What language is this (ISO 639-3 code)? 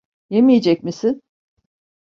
tur